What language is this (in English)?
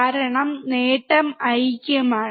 Malayalam